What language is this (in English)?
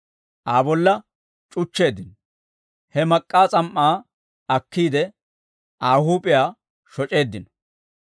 Dawro